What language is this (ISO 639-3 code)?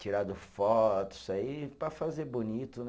por